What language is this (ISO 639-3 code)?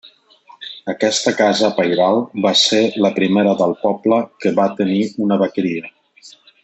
cat